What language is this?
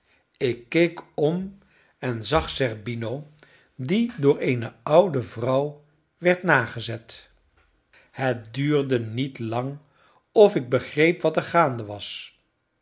Dutch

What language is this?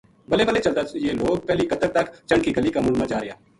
Gujari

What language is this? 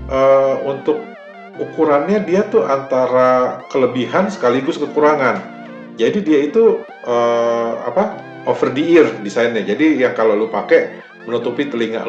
Indonesian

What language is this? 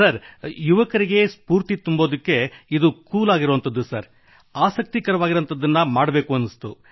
Kannada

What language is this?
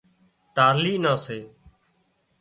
Wadiyara Koli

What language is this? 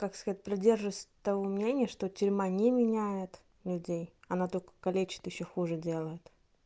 Russian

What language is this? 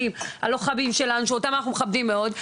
Hebrew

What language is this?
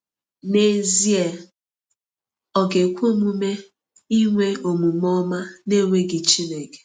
Igbo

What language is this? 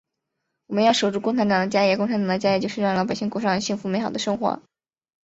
Chinese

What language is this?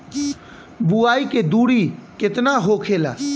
Bhojpuri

